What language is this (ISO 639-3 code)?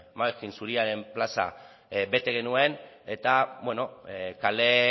eus